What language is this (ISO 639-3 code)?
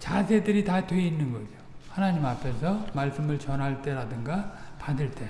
kor